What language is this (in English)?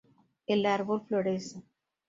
Spanish